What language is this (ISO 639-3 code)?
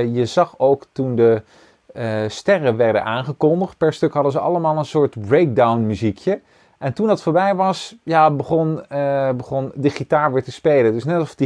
nld